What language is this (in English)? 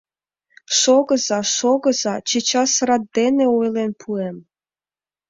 Mari